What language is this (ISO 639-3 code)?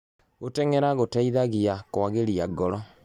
kik